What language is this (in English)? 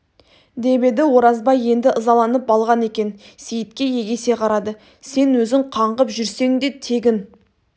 Kazakh